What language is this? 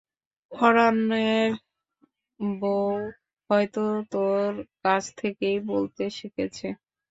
Bangla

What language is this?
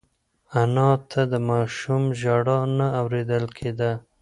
Pashto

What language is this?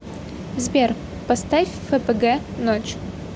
Russian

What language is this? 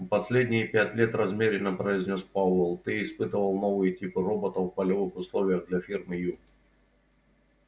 Russian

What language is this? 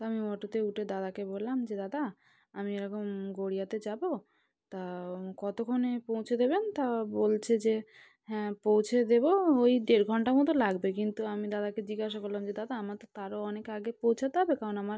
Bangla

